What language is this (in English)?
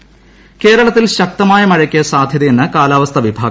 Malayalam